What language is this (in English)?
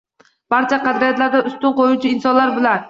Uzbek